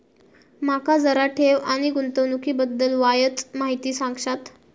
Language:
Marathi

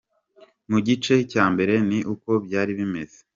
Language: Kinyarwanda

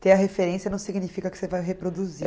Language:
Portuguese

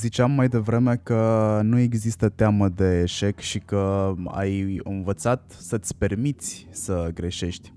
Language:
Romanian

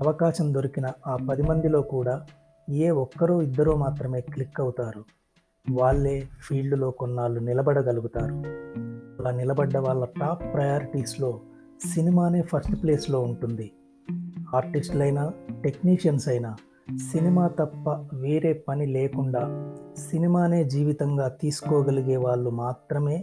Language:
Telugu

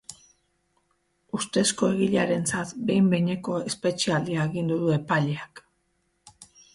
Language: Basque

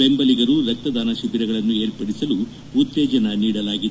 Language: Kannada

